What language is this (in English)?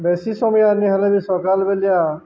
Odia